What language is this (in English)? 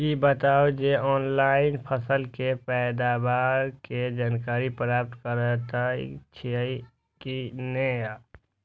Maithili